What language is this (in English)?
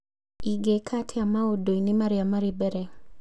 Kikuyu